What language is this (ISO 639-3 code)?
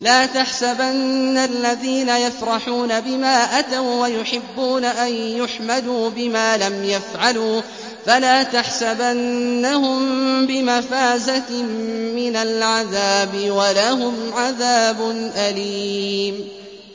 ara